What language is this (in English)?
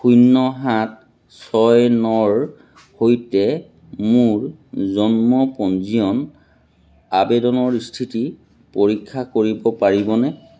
Assamese